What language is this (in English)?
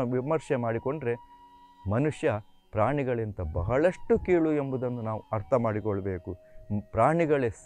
Kannada